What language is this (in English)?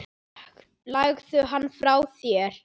Icelandic